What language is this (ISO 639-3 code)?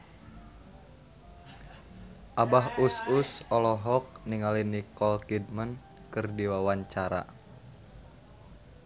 sun